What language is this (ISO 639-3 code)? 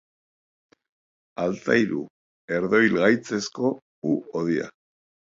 eus